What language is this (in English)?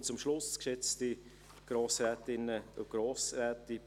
Swiss German